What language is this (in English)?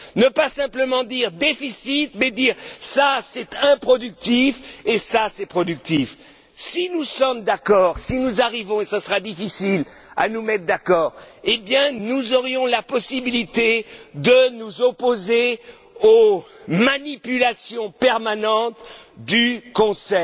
French